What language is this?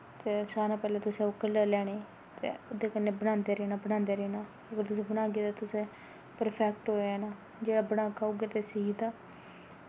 Dogri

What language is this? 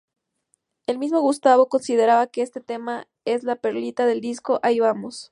Spanish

